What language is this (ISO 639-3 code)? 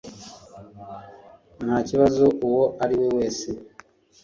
kin